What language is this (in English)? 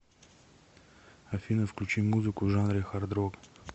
Russian